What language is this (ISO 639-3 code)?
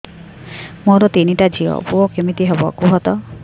ori